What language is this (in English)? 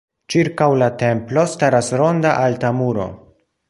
Esperanto